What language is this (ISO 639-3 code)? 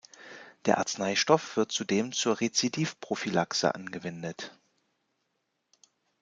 deu